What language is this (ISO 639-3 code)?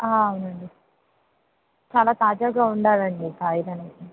tel